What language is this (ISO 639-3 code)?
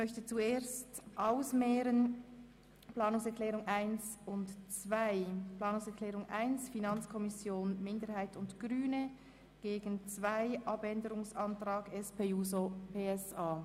gsw